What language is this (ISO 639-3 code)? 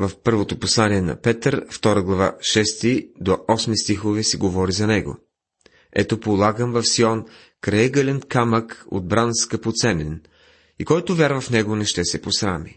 bul